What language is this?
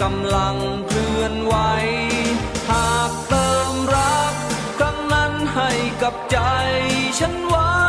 Thai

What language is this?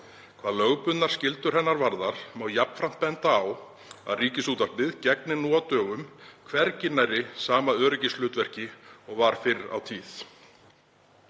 Icelandic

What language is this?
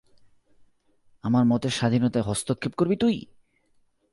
Bangla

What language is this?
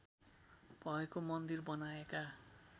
Nepali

